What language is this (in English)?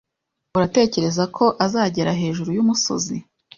Kinyarwanda